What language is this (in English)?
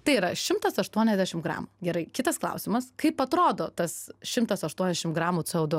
Lithuanian